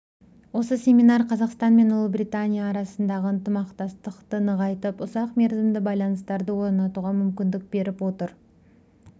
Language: Kazakh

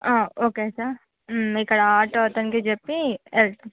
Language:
Telugu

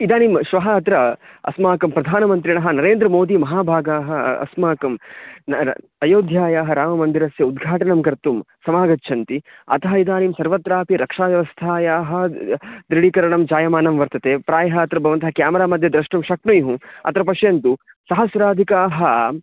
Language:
Sanskrit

